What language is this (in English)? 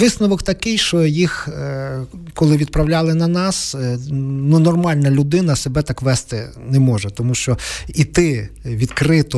Ukrainian